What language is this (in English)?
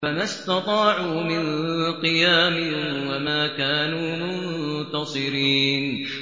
Arabic